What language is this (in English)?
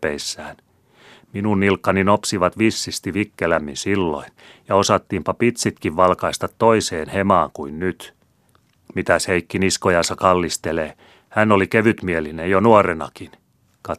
Finnish